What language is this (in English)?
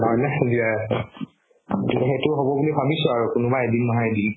Assamese